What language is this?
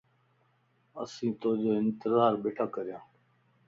Lasi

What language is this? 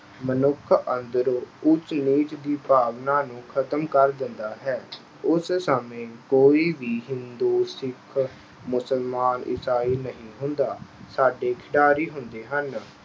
Punjabi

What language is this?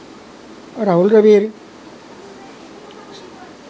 Assamese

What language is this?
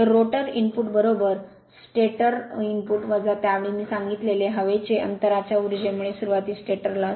Marathi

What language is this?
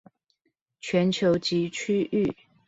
Chinese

